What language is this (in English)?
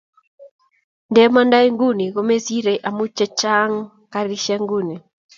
Kalenjin